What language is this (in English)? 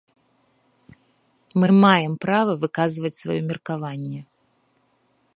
Belarusian